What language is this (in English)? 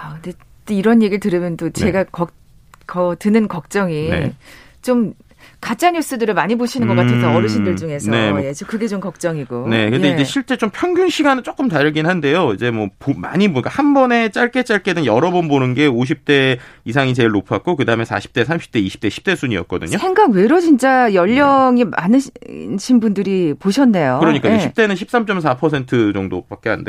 Korean